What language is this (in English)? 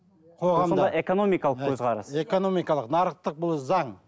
Kazakh